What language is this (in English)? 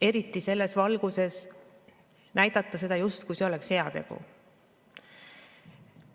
Estonian